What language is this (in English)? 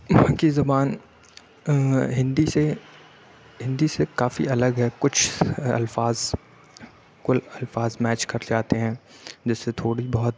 Urdu